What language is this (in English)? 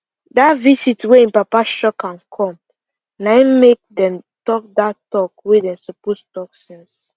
Nigerian Pidgin